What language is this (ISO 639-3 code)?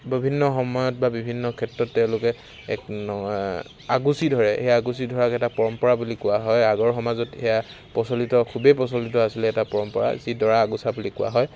asm